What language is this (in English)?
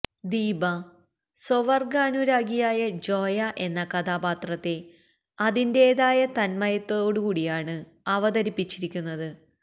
Malayalam